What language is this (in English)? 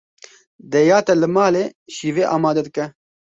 Kurdish